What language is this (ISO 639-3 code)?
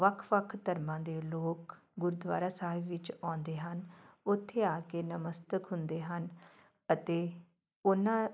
pan